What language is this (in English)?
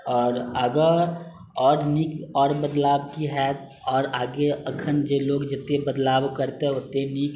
Maithili